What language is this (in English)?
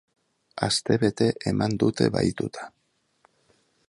Basque